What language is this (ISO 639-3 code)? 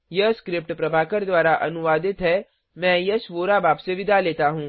hin